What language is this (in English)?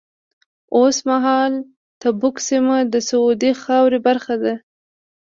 Pashto